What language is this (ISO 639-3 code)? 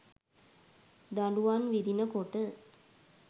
sin